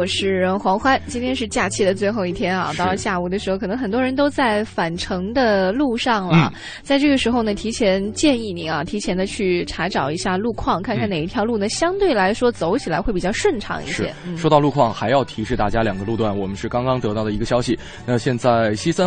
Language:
Chinese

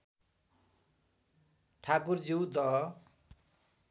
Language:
Nepali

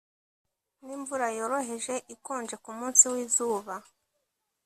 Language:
Kinyarwanda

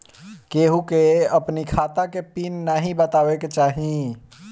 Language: Bhojpuri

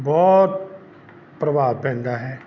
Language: Punjabi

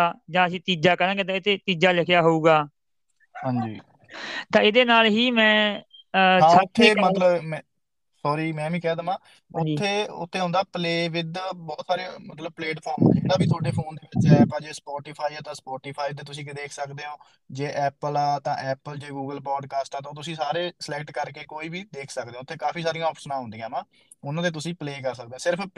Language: Punjabi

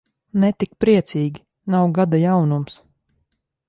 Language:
Latvian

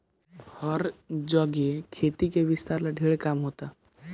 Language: Bhojpuri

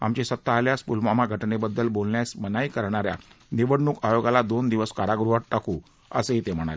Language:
Marathi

